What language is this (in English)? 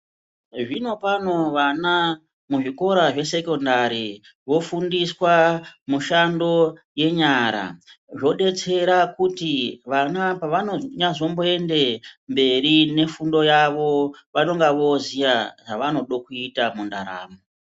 Ndau